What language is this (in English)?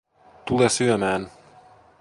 Finnish